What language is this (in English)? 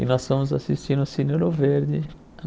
Portuguese